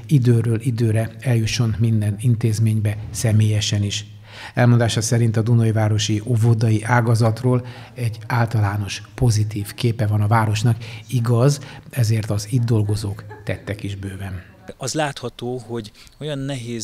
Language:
Hungarian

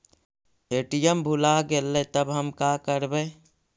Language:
Magahi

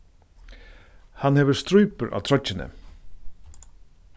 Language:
Faroese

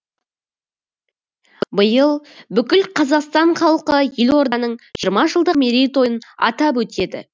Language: Kazakh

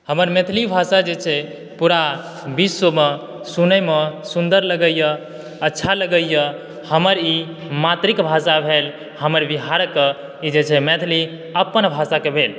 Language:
Maithili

